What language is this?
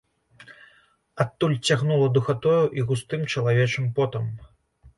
Belarusian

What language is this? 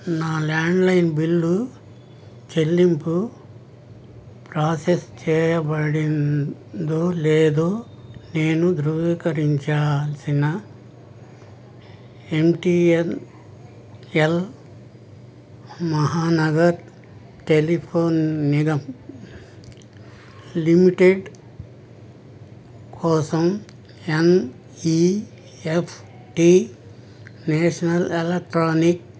Telugu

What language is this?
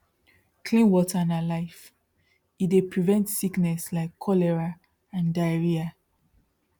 Nigerian Pidgin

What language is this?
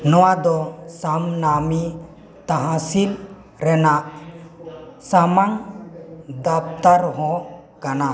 Santali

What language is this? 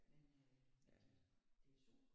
Danish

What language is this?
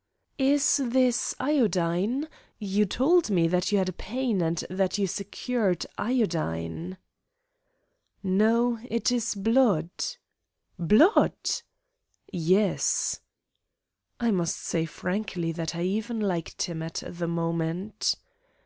English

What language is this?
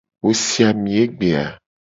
Gen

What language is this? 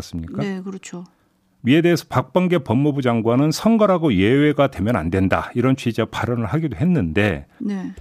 Korean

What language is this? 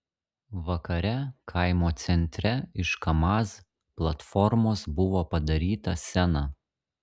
Lithuanian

